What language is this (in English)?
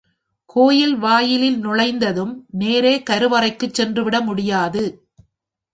Tamil